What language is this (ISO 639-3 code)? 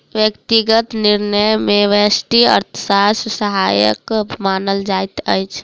mai